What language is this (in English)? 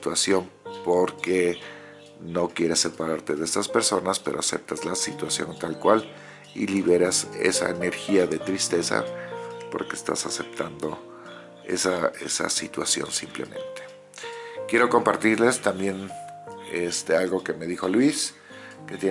Spanish